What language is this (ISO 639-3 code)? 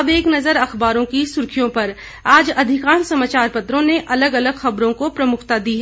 hin